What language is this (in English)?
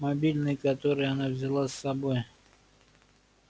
Russian